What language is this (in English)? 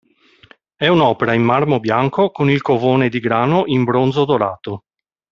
Italian